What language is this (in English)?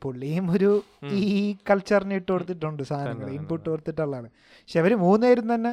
Malayalam